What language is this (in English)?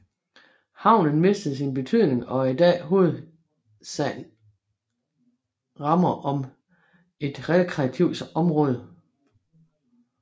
Danish